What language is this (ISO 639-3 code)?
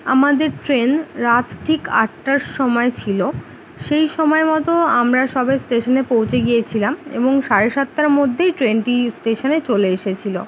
ben